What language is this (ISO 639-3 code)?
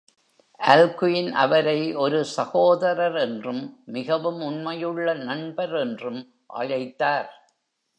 tam